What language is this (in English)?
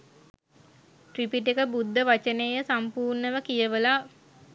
Sinhala